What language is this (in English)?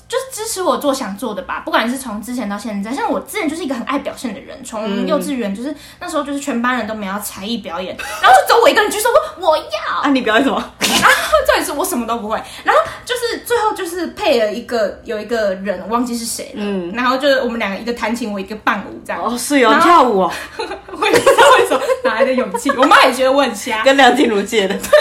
Chinese